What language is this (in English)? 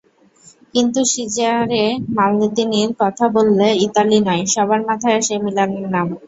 Bangla